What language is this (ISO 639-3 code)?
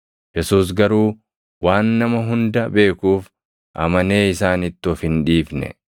orm